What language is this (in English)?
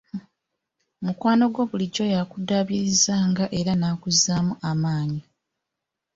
Ganda